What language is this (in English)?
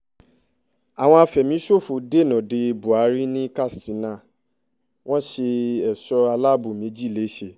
Yoruba